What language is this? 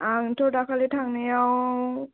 Bodo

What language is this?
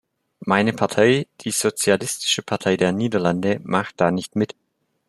German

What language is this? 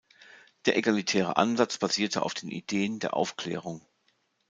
German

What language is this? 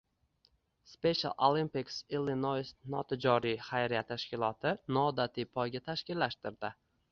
Uzbek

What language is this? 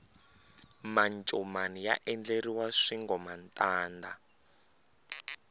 Tsonga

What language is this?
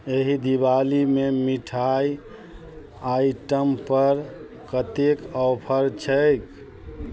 Maithili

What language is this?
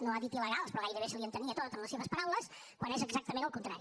Catalan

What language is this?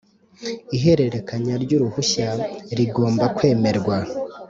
Kinyarwanda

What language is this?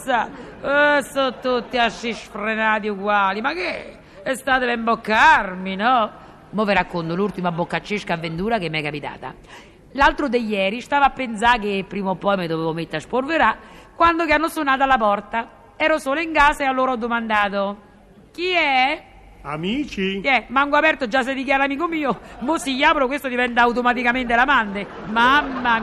Italian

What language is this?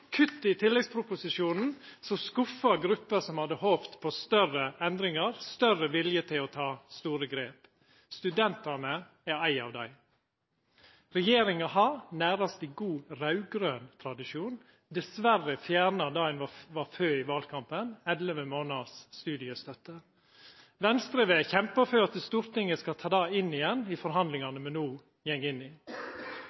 Norwegian Nynorsk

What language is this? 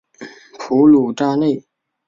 Chinese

